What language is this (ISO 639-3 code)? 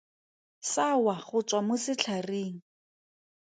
tsn